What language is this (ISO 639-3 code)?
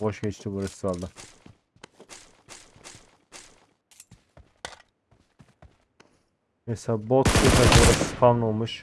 tur